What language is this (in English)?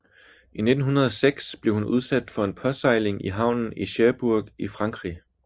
Danish